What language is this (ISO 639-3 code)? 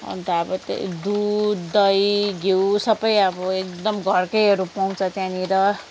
nep